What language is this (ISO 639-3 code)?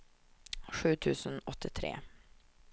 swe